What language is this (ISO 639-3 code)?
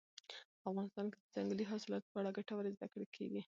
pus